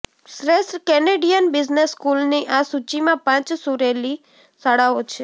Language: Gujarati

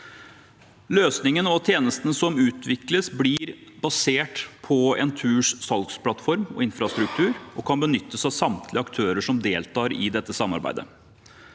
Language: Norwegian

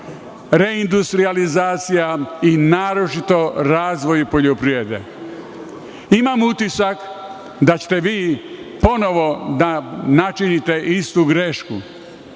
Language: Serbian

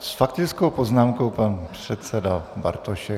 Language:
Czech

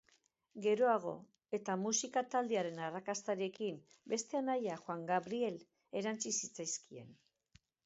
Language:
Basque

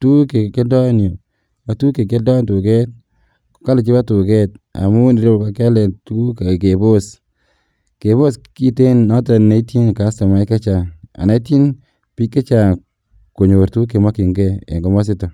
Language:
Kalenjin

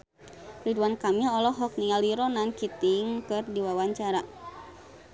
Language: Sundanese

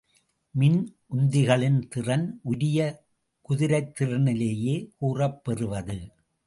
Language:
Tamil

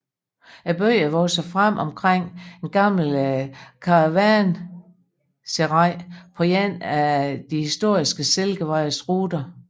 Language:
Danish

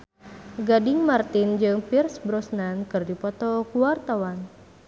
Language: Sundanese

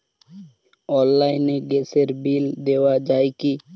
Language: Bangla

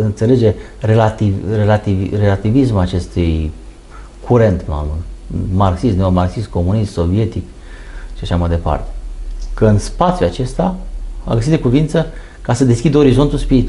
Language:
Romanian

